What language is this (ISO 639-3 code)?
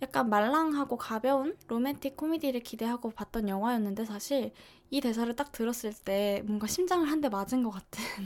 kor